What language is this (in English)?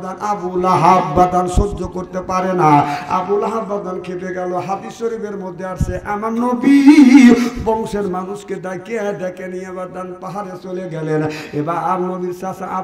Bangla